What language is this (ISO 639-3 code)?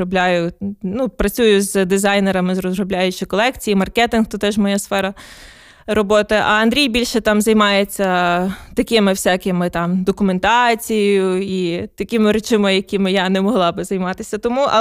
ukr